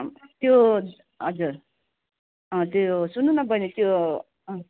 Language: Nepali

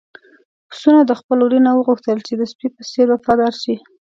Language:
Pashto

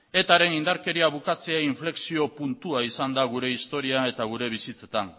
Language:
Basque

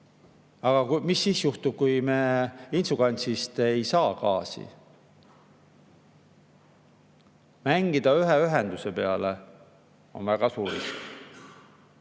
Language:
Estonian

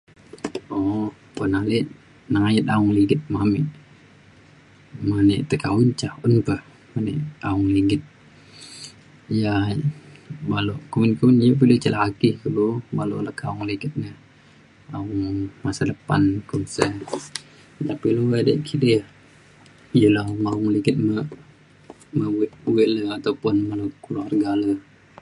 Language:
Mainstream Kenyah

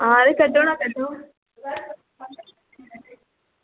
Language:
Dogri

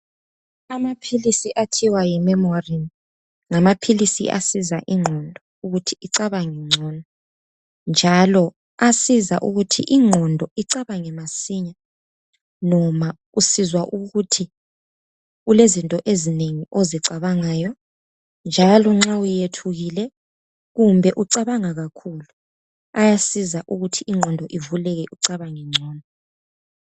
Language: North Ndebele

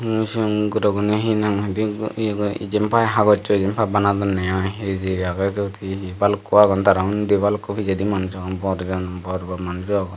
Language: Chakma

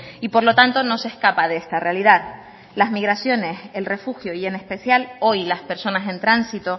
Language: Spanish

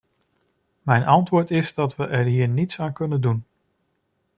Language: Dutch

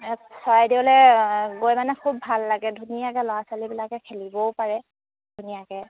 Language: Assamese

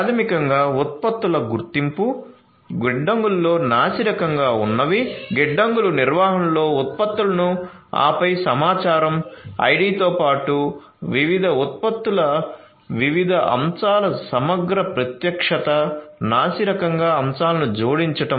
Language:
Telugu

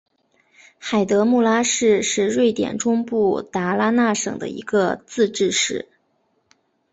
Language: Chinese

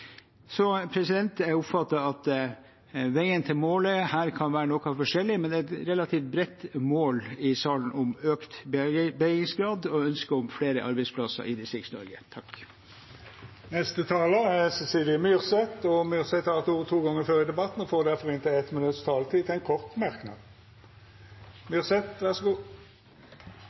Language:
Norwegian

